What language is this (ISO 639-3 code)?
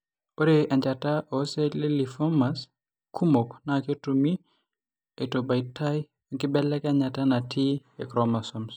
mas